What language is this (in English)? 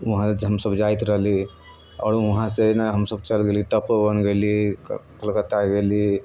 Maithili